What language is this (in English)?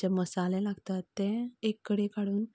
Konkani